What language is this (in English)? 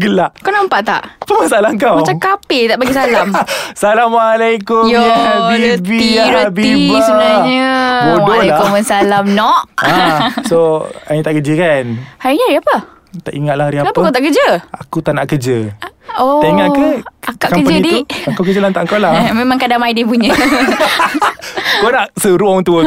Malay